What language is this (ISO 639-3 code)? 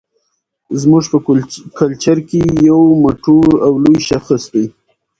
pus